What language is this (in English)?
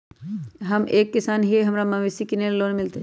Magahi